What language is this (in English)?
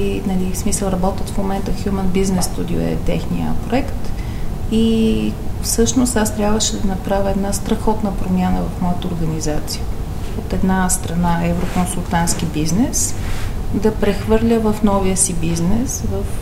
Bulgarian